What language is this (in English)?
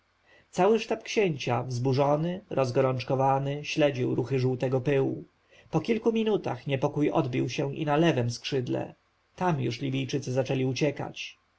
Polish